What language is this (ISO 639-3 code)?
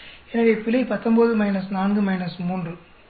tam